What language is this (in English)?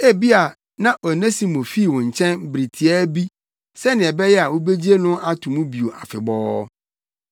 Akan